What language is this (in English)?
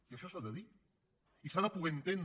Catalan